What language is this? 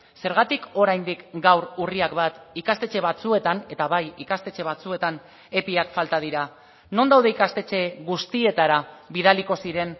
Basque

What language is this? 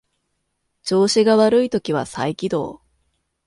Japanese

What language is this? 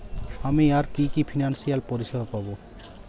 Bangla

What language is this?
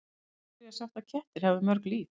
Icelandic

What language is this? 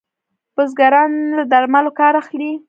Pashto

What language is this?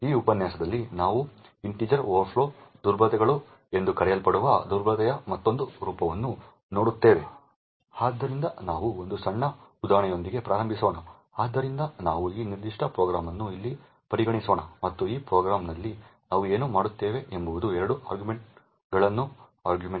Kannada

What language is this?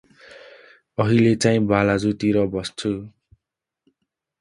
Nepali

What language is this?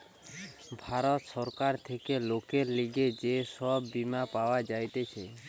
Bangla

